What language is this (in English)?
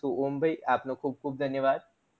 Gujarati